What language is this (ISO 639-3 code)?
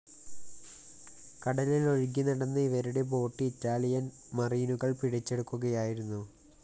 mal